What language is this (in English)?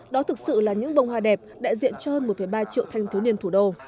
Vietnamese